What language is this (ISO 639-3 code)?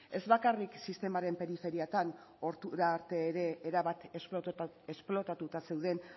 eus